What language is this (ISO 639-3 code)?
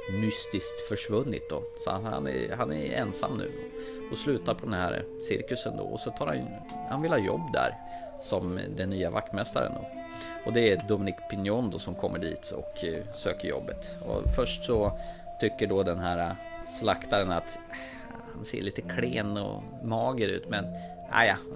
swe